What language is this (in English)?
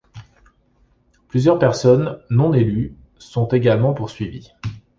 French